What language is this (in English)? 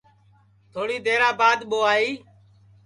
Sansi